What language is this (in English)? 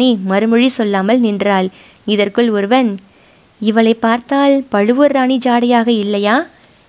Tamil